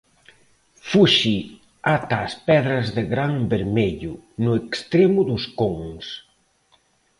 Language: Galician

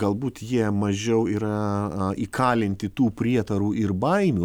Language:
Lithuanian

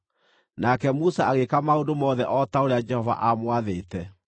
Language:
Kikuyu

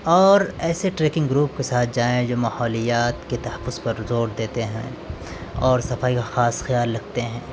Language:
Urdu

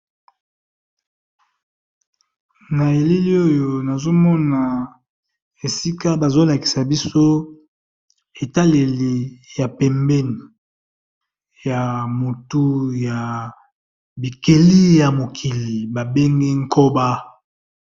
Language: Lingala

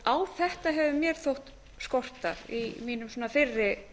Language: Icelandic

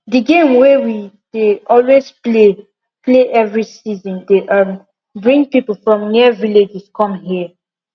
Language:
Nigerian Pidgin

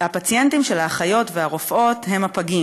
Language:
Hebrew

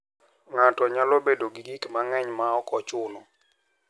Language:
Luo (Kenya and Tanzania)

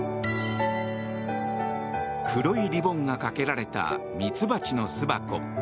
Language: Japanese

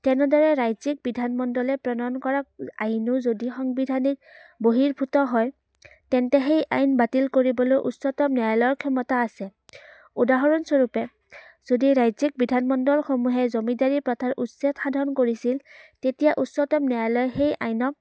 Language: Assamese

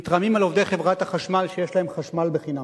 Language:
Hebrew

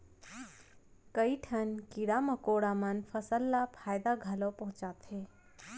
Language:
Chhattisgarhi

